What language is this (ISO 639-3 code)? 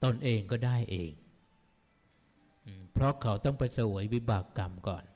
tha